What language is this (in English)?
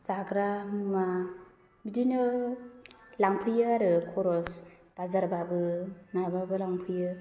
Bodo